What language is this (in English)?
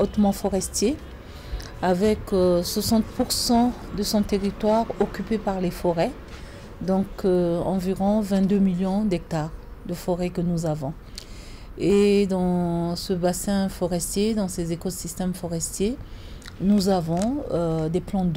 French